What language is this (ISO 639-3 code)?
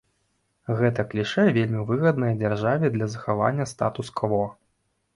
bel